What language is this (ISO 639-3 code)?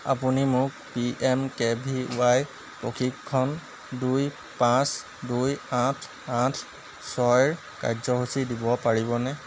asm